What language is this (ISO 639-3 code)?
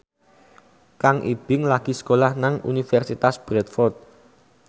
jav